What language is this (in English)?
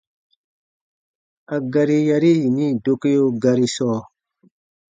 Baatonum